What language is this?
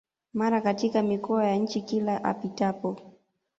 Swahili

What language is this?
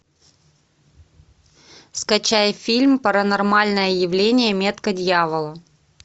Russian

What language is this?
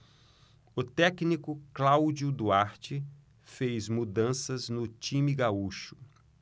Portuguese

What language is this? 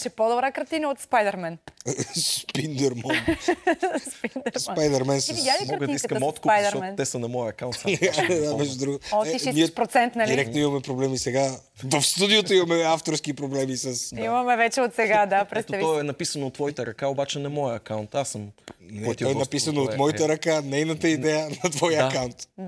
Bulgarian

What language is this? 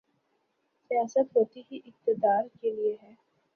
Urdu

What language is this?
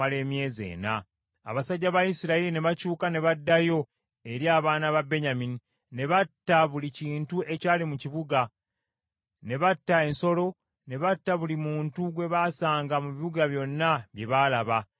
Ganda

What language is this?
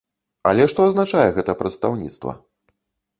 Belarusian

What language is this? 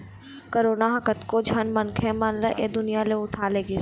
Chhattisgarhi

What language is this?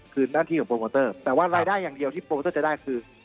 Thai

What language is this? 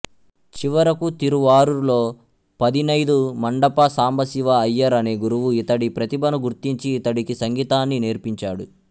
Telugu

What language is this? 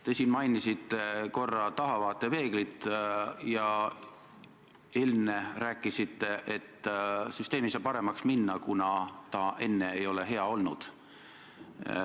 Estonian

